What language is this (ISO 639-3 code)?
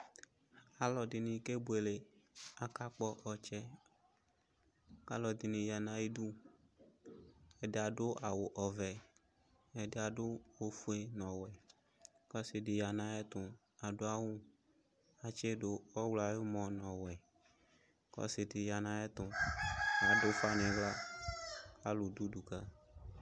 kpo